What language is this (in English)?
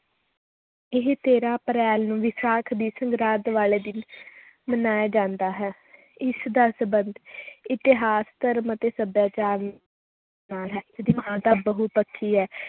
Punjabi